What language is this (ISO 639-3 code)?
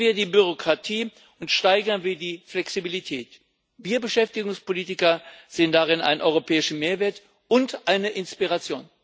deu